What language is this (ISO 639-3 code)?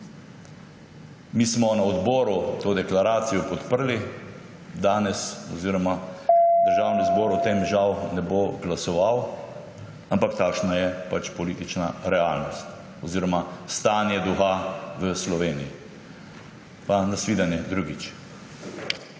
slv